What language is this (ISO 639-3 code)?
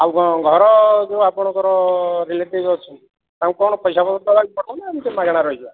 ori